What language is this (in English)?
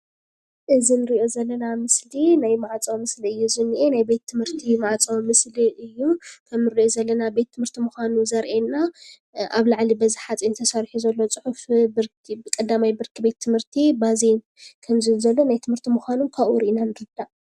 Tigrinya